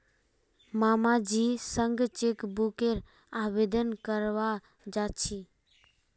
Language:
Magahi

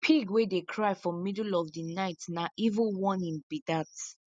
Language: Nigerian Pidgin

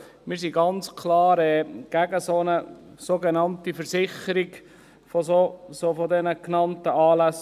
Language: Swiss German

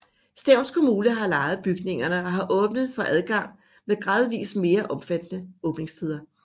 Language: Danish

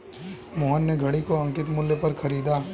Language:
Hindi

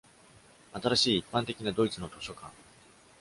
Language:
Japanese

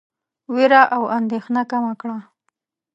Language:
Pashto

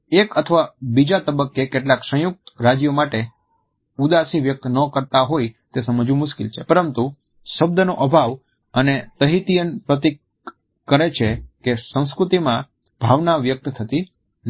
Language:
Gujarati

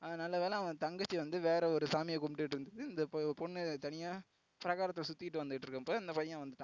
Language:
Tamil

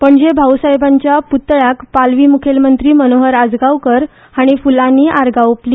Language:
Konkani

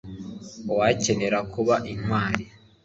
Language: Kinyarwanda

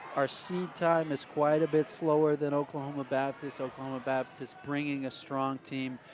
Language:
English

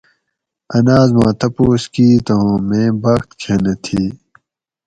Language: Gawri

